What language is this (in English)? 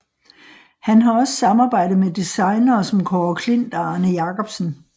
Danish